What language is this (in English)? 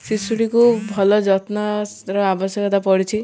Odia